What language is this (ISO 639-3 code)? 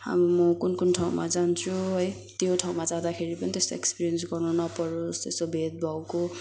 nep